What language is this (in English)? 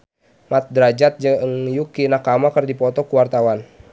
Sundanese